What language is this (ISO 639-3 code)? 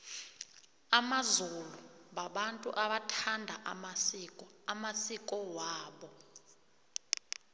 nbl